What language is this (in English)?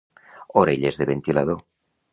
Catalan